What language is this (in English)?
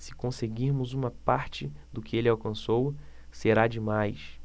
Portuguese